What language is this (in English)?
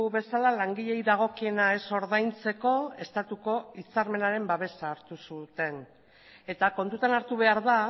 Basque